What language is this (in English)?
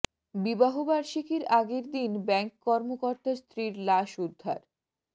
Bangla